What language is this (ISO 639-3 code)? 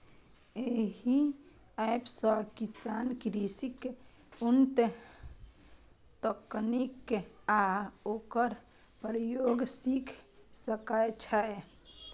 mai